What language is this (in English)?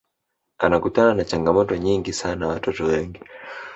Swahili